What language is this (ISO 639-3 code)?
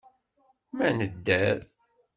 kab